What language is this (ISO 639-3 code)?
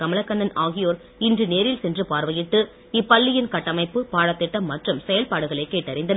tam